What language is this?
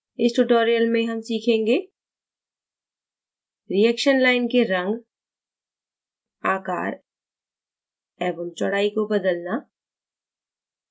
Hindi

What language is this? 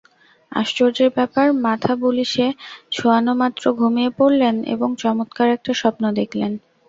Bangla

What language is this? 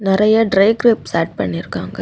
Tamil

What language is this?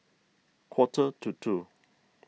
English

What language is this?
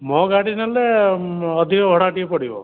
Odia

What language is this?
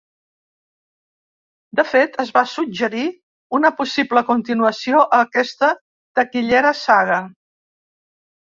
Catalan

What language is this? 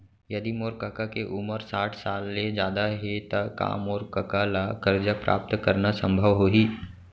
Chhattisgarhi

